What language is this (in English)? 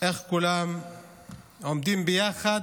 Hebrew